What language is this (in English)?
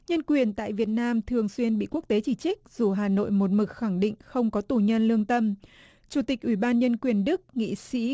Vietnamese